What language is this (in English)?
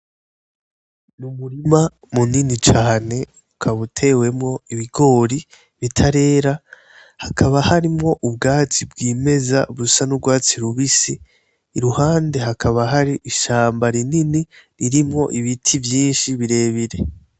Rundi